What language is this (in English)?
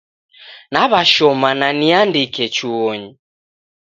Taita